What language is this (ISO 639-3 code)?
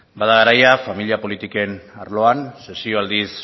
eus